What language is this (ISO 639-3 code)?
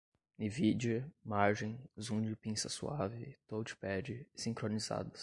por